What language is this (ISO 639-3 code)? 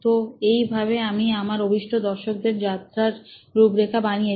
ben